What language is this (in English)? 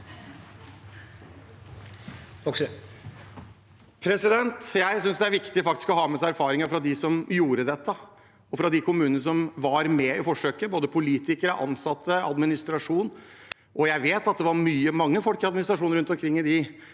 Norwegian